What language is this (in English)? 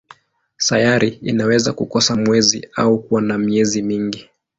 Swahili